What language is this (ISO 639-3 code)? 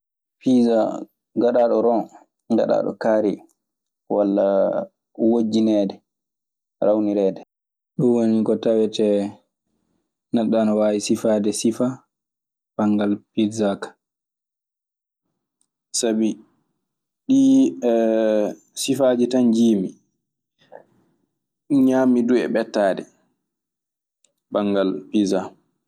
ffm